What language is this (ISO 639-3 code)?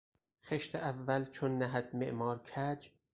fas